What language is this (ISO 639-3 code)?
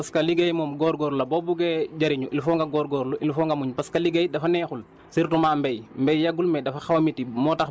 wol